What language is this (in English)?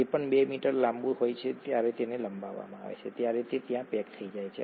Gujarati